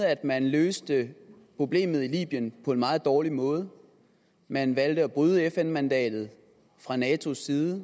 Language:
Danish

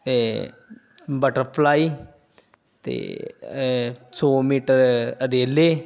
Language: Punjabi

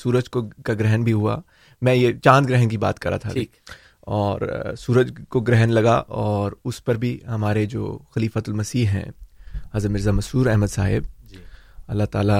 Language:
Urdu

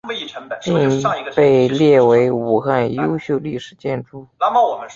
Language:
Chinese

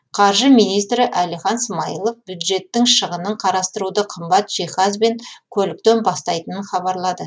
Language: Kazakh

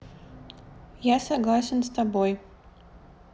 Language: Russian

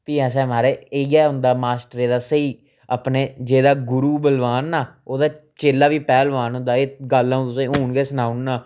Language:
Dogri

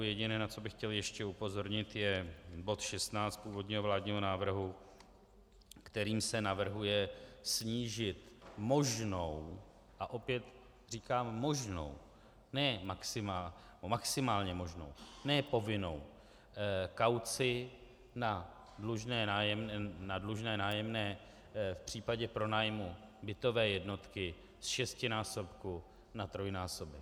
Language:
Czech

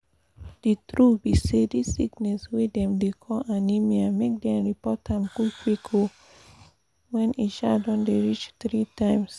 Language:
Nigerian Pidgin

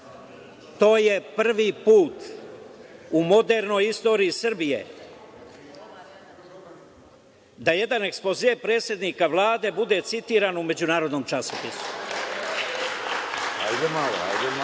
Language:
Serbian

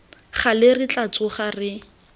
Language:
Tswana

